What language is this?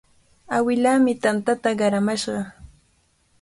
Cajatambo North Lima Quechua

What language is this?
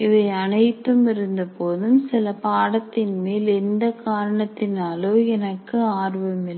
Tamil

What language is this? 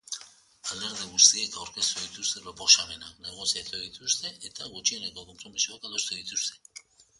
Basque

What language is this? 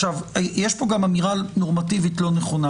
Hebrew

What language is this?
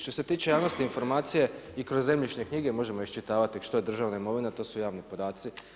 Croatian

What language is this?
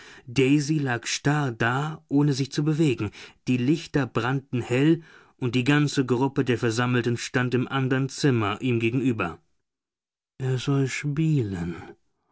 German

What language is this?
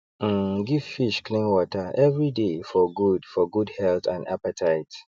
Nigerian Pidgin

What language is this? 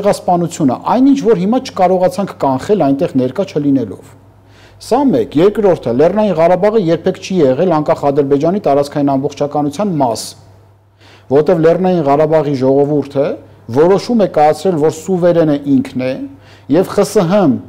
Romanian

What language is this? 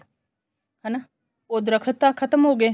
Punjabi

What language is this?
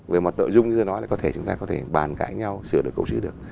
Vietnamese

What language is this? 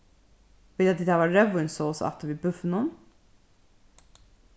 Faroese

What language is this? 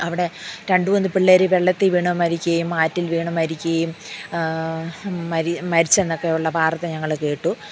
Malayalam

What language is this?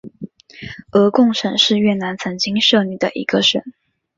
Chinese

